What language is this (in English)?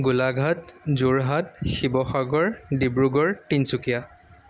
Assamese